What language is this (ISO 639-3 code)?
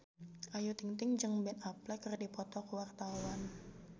sun